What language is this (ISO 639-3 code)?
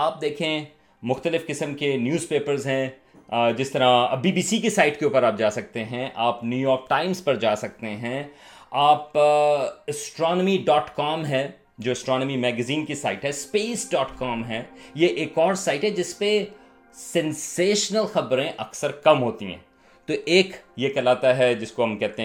urd